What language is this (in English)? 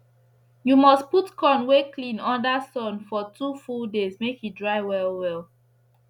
Nigerian Pidgin